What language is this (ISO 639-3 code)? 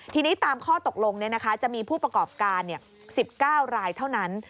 tha